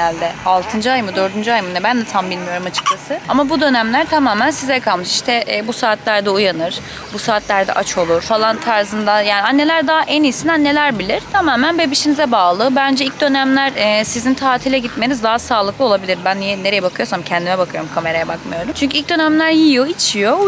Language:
Turkish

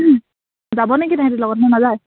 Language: Assamese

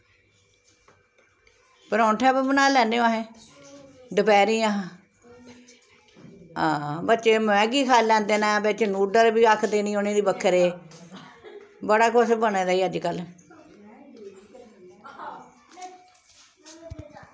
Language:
Dogri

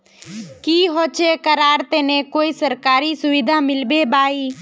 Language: Magahi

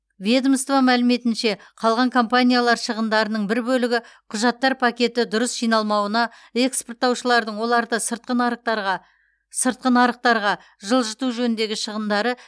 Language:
Kazakh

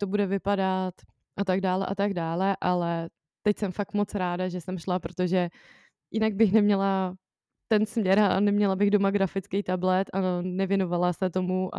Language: Czech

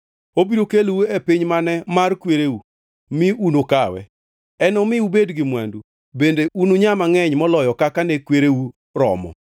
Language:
Luo (Kenya and Tanzania)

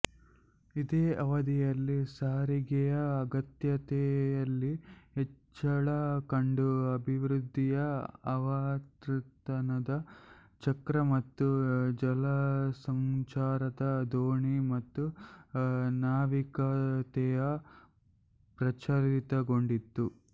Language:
Kannada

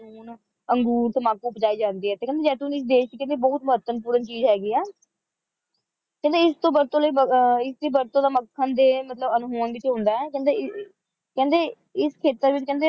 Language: Punjabi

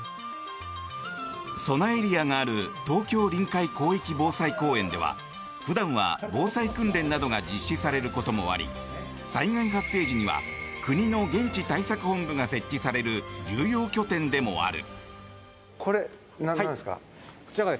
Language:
Japanese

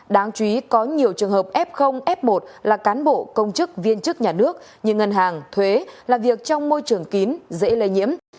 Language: Vietnamese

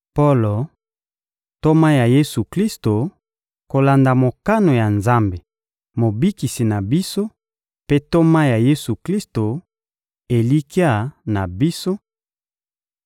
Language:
Lingala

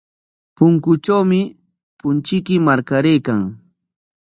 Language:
Corongo Ancash Quechua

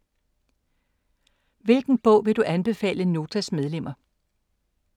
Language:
Danish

